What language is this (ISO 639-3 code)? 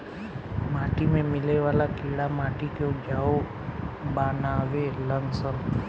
bho